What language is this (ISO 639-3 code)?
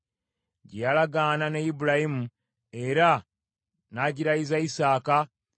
lug